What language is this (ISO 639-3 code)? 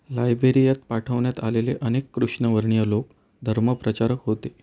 mar